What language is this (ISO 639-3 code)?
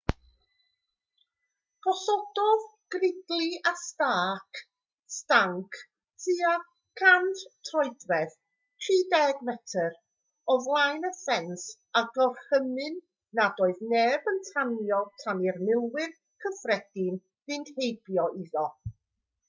cym